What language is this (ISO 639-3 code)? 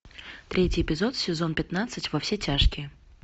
rus